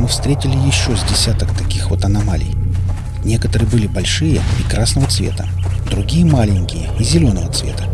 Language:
Russian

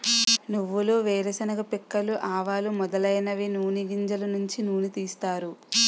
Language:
Telugu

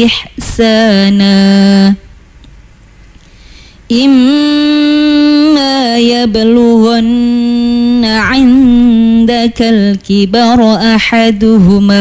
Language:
Indonesian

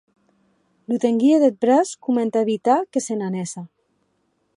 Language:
Occitan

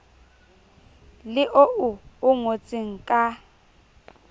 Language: Southern Sotho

